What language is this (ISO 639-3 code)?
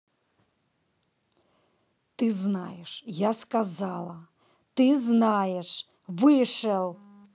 rus